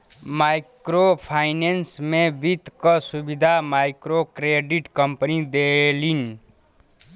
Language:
Bhojpuri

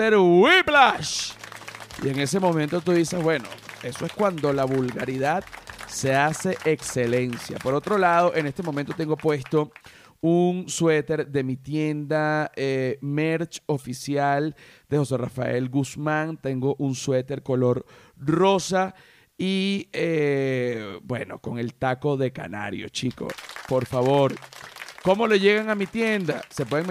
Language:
Spanish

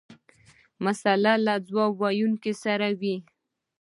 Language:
Pashto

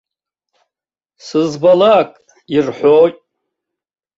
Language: Abkhazian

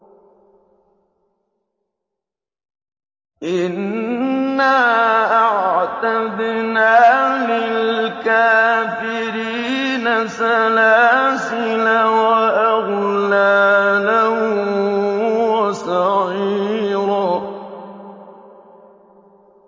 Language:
Arabic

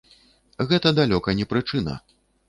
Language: Belarusian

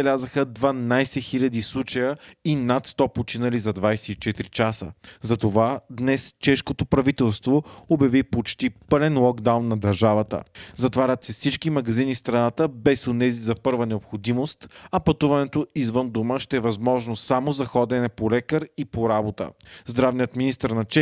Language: Bulgarian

